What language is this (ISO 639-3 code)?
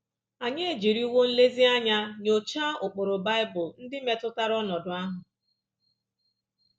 ibo